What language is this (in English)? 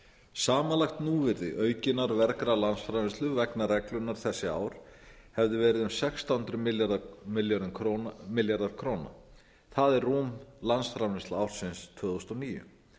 Icelandic